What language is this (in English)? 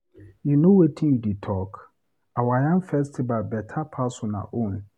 Nigerian Pidgin